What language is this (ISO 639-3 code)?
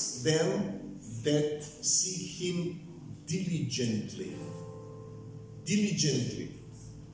bul